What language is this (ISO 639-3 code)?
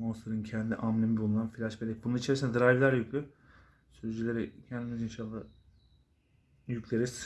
tur